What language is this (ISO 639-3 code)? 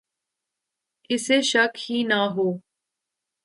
urd